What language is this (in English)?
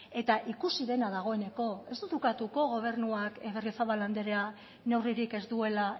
Basque